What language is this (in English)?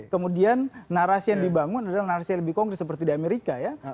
Indonesian